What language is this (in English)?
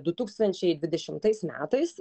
Lithuanian